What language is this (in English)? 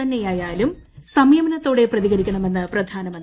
Malayalam